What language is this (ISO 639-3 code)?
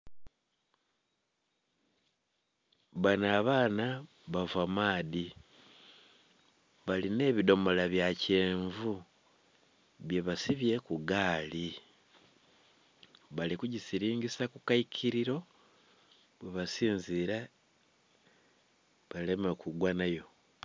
xog